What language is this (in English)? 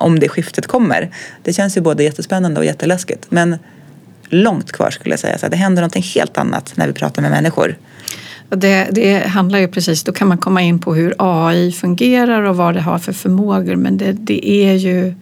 Swedish